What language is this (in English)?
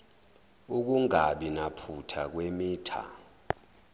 Zulu